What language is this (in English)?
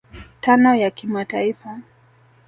Swahili